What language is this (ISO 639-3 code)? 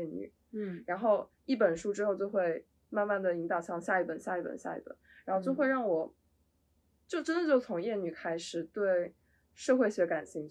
zho